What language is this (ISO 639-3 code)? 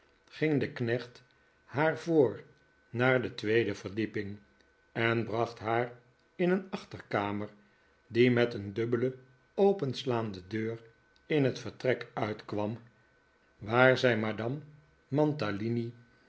nld